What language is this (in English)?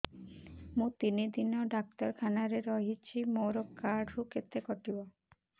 Odia